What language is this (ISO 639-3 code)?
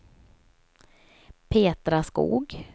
swe